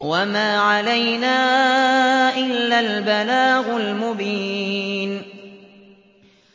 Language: Arabic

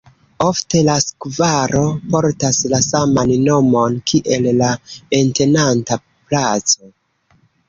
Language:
Esperanto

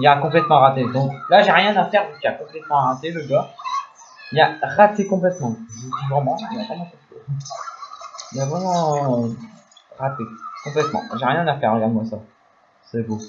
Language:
French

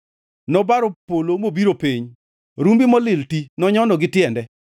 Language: Luo (Kenya and Tanzania)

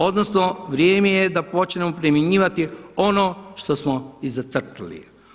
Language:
Croatian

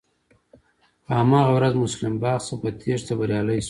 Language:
Pashto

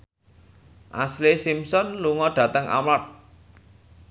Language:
Javanese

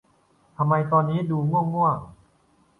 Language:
Thai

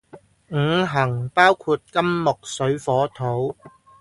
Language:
Cantonese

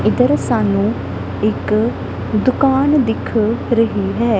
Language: Punjabi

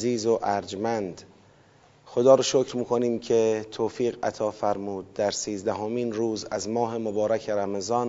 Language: Persian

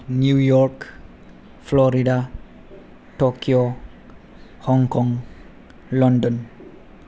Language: Bodo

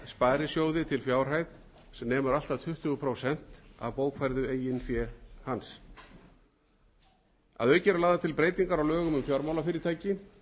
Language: Icelandic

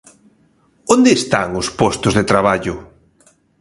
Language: Galician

